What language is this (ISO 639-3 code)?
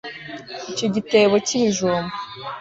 kin